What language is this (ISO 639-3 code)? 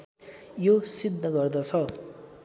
nep